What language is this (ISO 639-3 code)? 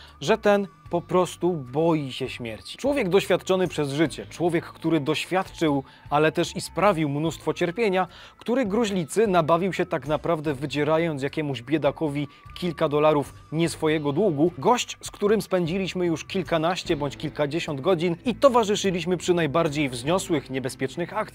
pol